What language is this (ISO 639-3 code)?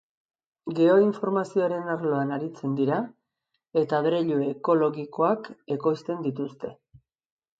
eus